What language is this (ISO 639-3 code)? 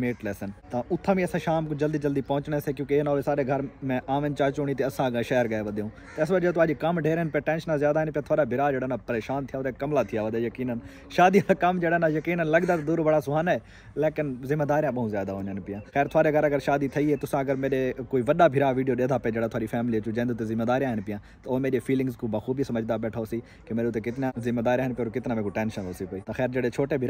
hin